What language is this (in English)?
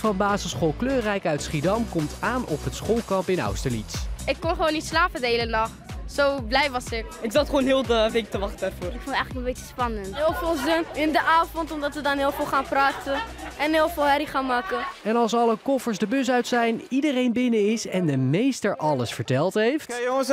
Dutch